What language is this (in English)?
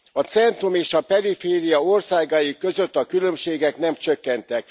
Hungarian